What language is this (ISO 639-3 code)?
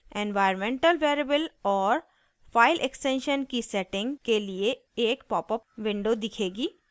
hin